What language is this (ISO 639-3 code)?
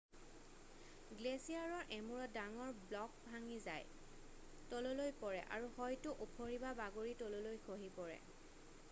asm